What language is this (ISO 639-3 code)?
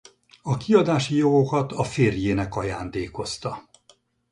hun